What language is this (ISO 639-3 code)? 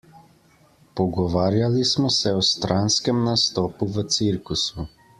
slv